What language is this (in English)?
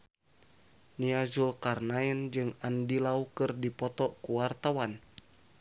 Sundanese